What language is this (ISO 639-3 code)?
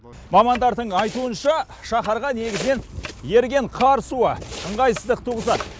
kaz